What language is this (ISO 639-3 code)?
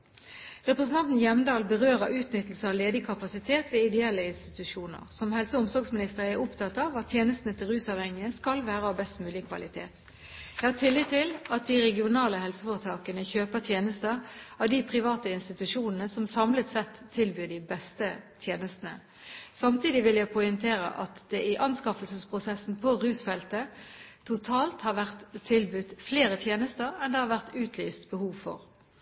nob